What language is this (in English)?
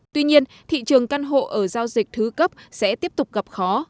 Vietnamese